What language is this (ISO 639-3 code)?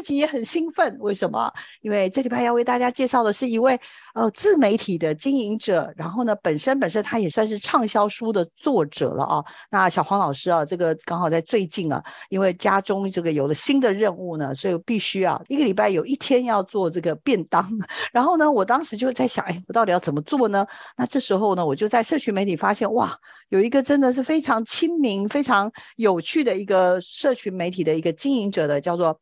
zho